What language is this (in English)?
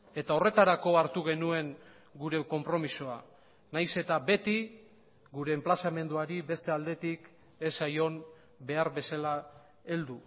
Basque